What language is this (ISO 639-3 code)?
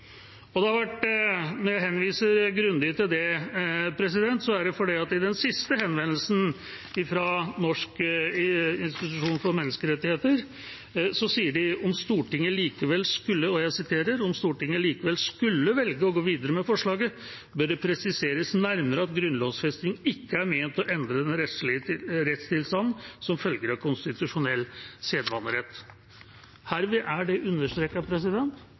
nob